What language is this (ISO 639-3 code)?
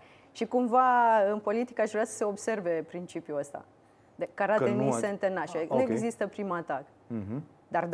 ron